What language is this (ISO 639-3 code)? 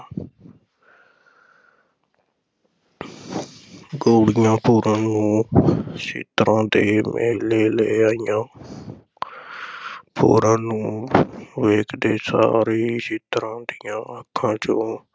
pan